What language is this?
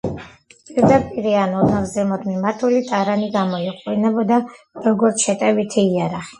Georgian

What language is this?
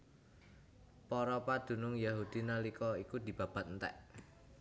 Javanese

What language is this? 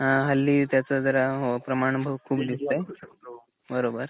Marathi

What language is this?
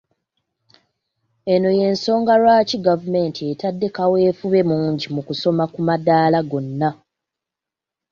Ganda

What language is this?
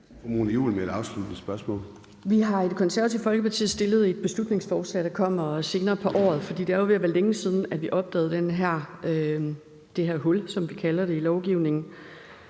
Danish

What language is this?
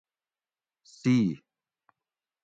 Gawri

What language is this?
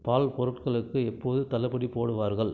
Tamil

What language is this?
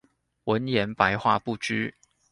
Chinese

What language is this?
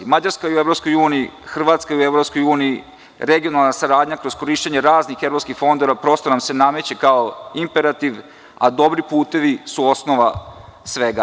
Serbian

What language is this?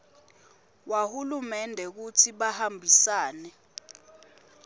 Swati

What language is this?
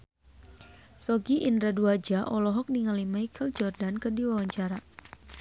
Sundanese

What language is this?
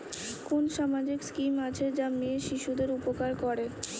Bangla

